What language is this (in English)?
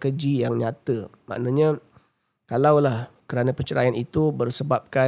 Malay